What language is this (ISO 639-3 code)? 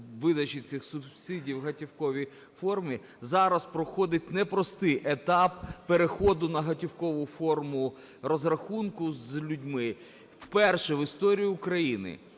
ukr